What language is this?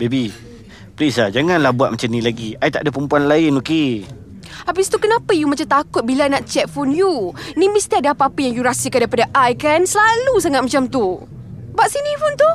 Malay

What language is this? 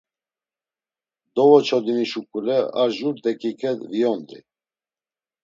Laz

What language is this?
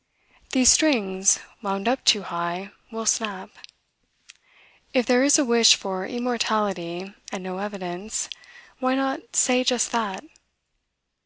English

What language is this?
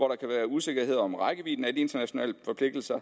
Danish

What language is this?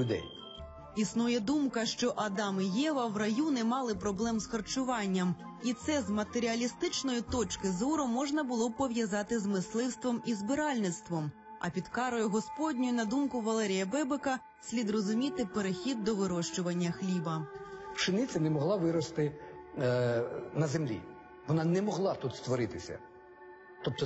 Ukrainian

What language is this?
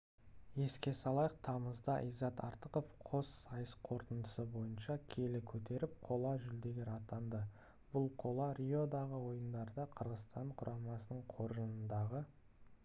Kazakh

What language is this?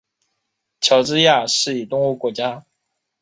Chinese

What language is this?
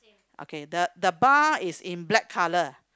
English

